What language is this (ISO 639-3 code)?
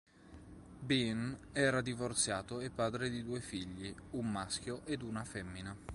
ita